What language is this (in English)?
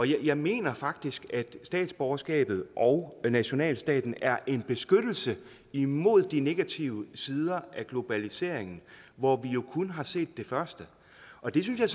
Danish